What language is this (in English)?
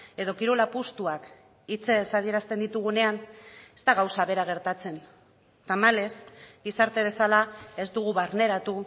Basque